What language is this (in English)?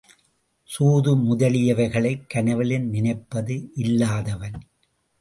Tamil